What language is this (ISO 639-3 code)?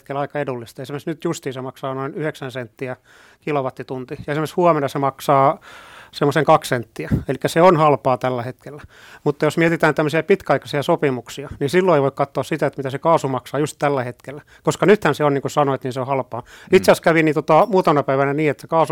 fin